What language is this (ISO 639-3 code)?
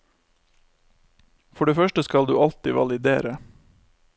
nor